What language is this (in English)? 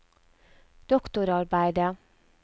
Norwegian